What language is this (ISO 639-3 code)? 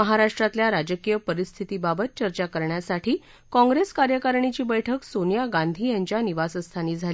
mar